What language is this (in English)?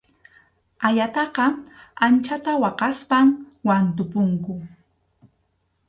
Arequipa-La Unión Quechua